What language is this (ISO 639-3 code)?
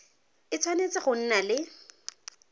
tsn